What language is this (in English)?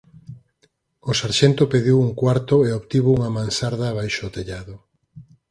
Galician